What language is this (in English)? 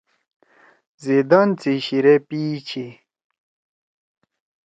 Torwali